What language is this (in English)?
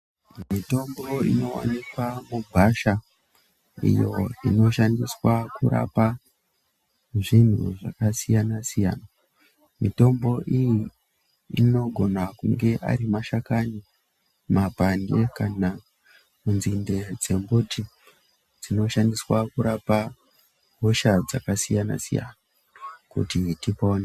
Ndau